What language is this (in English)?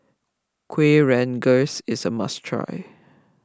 English